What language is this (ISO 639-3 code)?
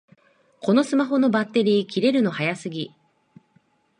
jpn